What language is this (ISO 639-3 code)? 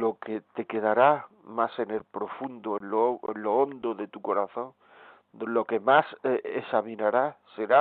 spa